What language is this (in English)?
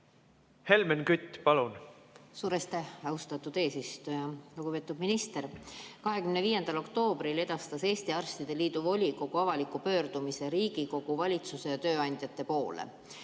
Estonian